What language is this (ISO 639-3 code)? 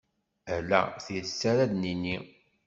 kab